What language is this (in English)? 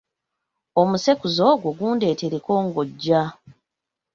Ganda